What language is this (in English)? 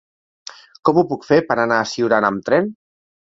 Catalan